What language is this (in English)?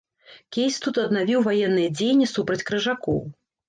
Belarusian